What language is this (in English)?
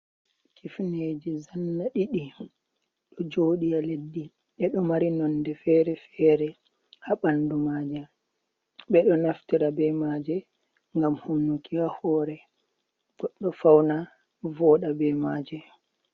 Fula